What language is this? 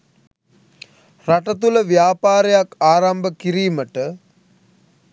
Sinhala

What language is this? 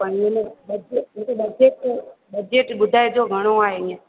Sindhi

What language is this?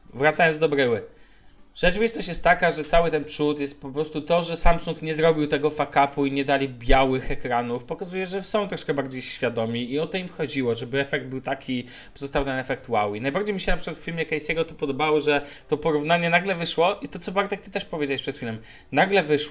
Polish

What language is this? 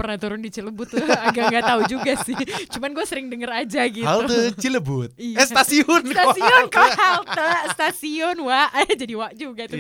Indonesian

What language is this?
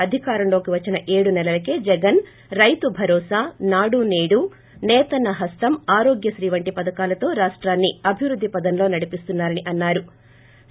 Telugu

